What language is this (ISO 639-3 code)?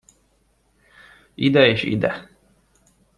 hun